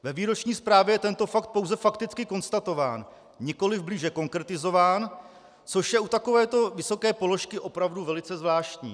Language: Czech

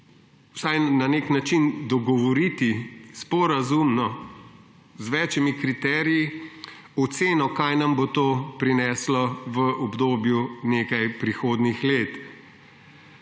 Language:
Slovenian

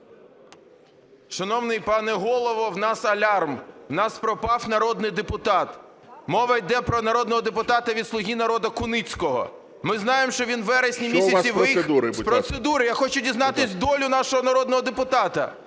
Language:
Ukrainian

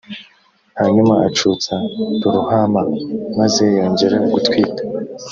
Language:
Kinyarwanda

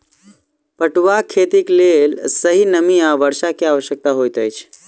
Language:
Maithili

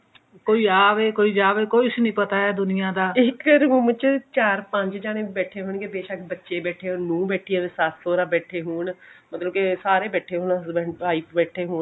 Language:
Punjabi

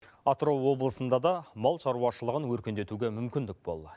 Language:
Kazakh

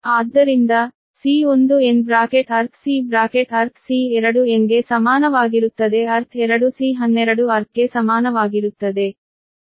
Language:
Kannada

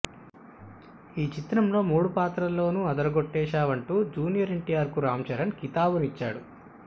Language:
Telugu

